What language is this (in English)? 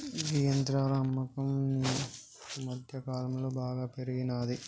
Telugu